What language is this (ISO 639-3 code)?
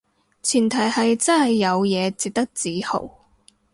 yue